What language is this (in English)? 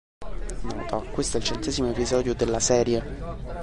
Italian